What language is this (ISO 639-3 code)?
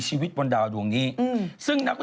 tha